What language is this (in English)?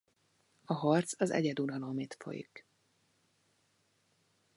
Hungarian